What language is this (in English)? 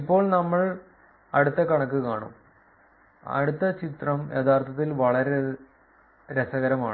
Malayalam